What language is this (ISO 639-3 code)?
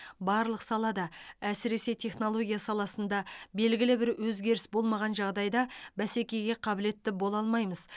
kaz